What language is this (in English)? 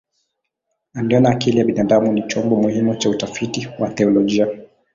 Swahili